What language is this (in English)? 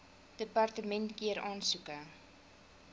Afrikaans